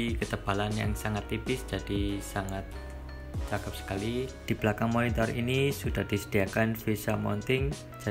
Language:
Indonesian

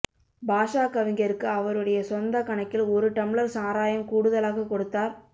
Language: Tamil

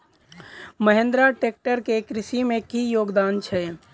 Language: Maithili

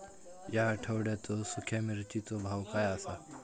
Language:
Marathi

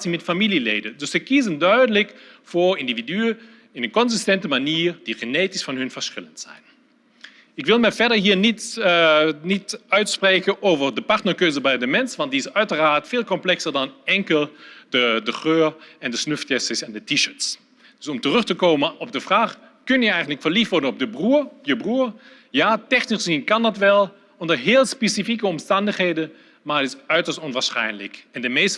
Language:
Dutch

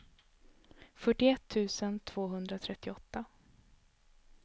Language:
Swedish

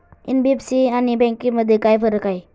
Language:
Marathi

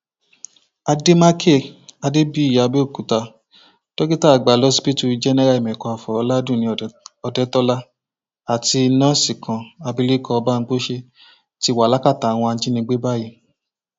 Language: Yoruba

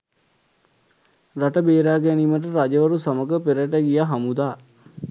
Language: Sinhala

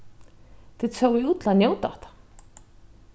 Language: Faroese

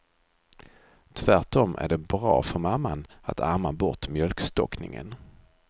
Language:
Swedish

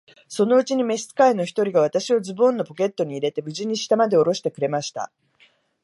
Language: Japanese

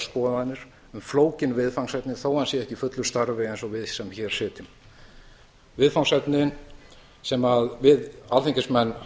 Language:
Icelandic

